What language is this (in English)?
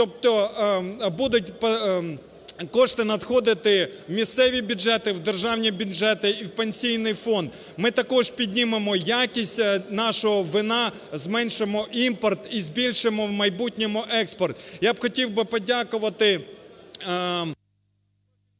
Ukrainian